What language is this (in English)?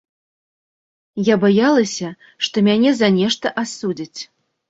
Belarusian